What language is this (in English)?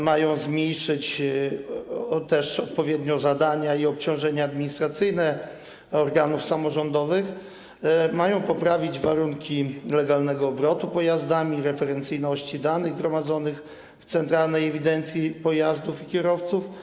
Polish